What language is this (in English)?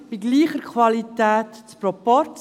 Swiss German